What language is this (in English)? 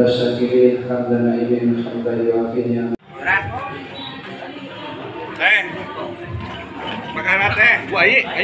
Indonesian